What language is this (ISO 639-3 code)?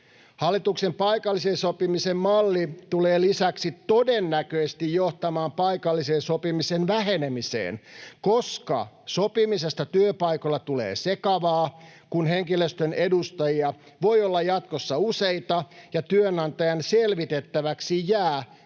fin